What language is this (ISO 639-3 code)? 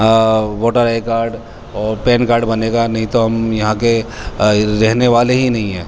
urd